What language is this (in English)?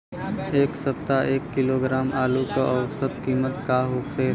Bhojpuri